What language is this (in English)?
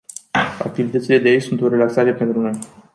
Romanian